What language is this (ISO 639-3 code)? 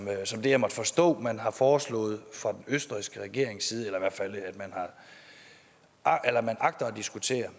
dan